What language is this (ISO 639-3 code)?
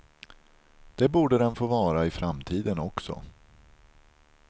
swe